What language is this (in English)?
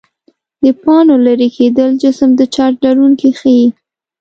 Pashto